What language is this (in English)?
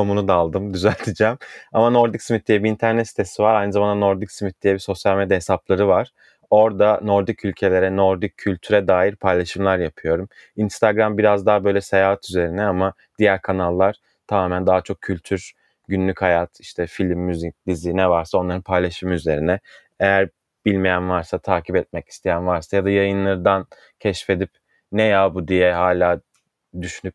Turkish